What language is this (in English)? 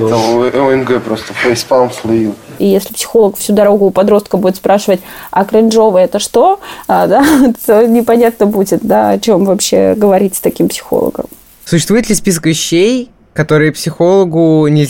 Russian